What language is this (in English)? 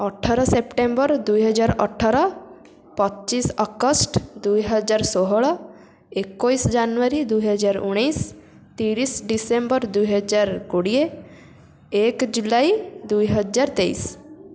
Odia